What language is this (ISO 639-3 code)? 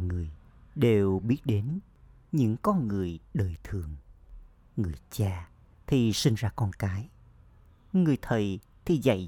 vie